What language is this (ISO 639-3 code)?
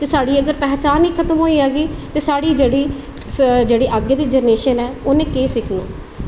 doi